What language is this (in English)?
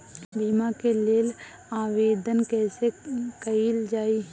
Bhojpuri